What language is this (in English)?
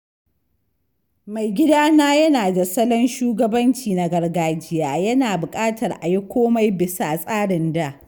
Hausa